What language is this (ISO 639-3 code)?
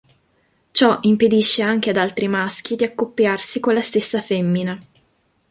ita